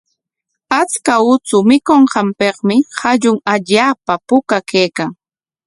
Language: Corongo Ancash Quechua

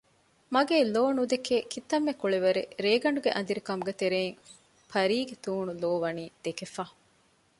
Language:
Divehi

